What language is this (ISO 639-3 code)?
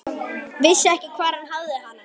isl